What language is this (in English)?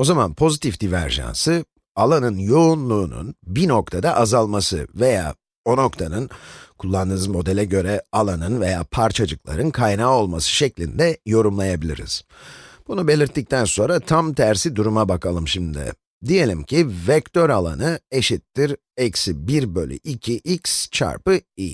Turkish